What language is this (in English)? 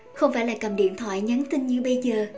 Vietnamese